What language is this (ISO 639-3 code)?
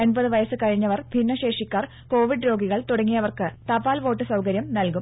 mal